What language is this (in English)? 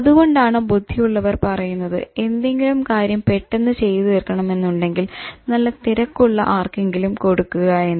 Malayalam